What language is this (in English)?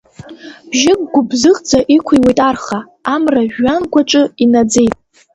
Abkhazian